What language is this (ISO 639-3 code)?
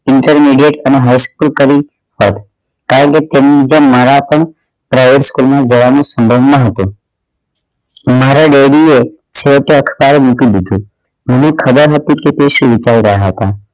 guj